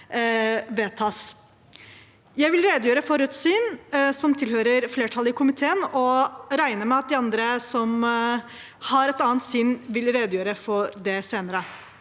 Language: Norwegian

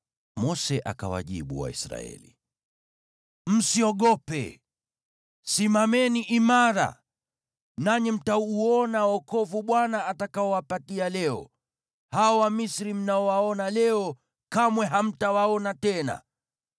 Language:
Swahili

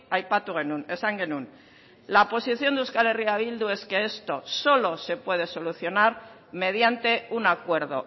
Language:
Spanish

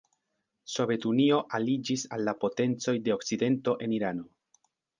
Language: Esperanto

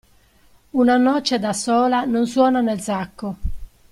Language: Italian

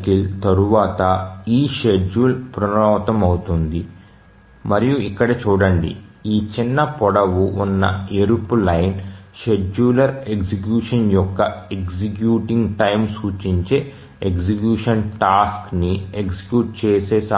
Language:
Telugu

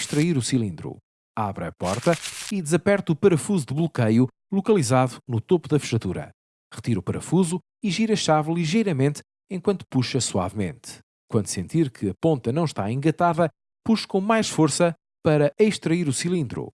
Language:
Portuguese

